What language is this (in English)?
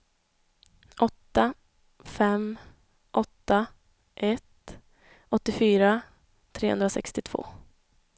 Swedish